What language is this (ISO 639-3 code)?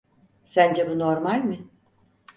tur